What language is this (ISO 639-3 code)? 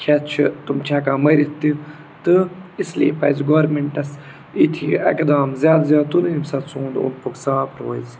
kas